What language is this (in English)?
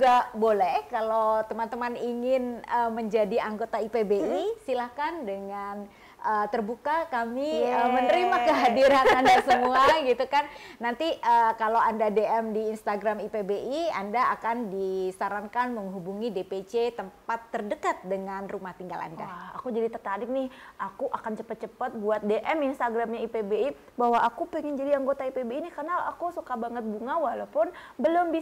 Indonesian